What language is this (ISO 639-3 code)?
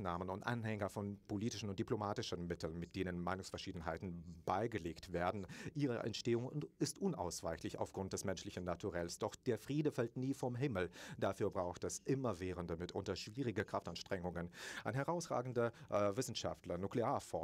deu